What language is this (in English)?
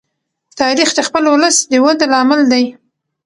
Pashto